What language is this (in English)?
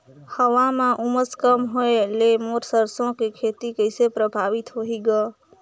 Chhattisgarhi